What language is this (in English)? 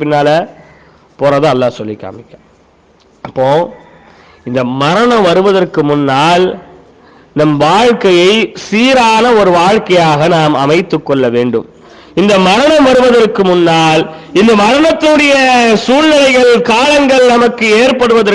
Tamil